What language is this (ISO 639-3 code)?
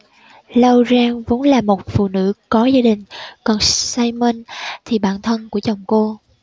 vie